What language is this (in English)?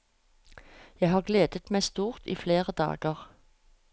Norwegian